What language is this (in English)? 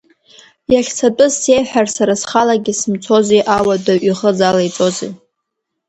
Abkhazian